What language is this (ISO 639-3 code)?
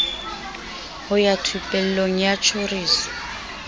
sot